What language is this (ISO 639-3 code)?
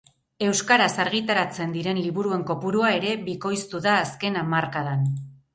eus